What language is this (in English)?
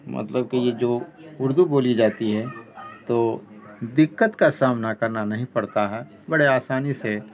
Urdu